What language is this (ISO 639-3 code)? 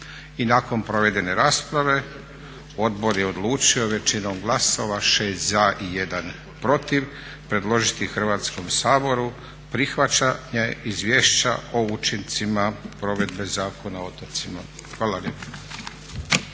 hrv